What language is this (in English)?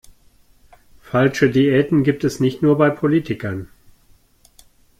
German